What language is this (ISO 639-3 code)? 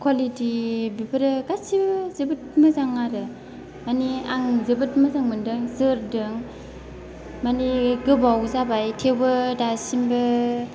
brx